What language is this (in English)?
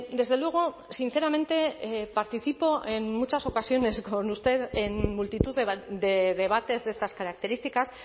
Spanish